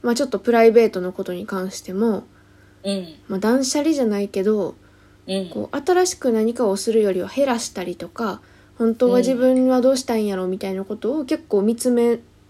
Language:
Japanese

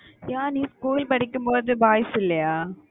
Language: Tamil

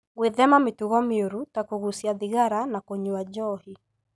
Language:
Kikuyu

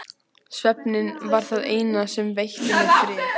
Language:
Icelandic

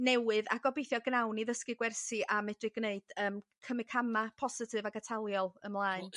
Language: Welsh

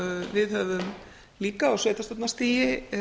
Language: Icelandic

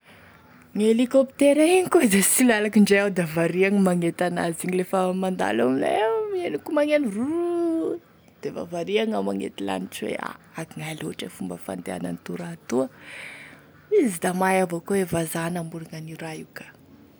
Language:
Tesaka Malagasy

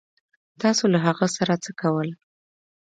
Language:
Pashto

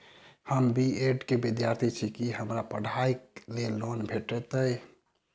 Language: Maithili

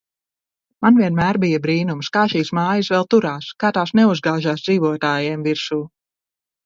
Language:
Latvian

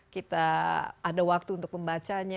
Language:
Indonesian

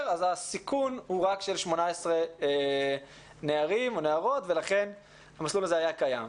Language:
Hebrew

